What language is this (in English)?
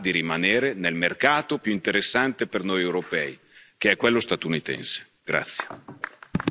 Italian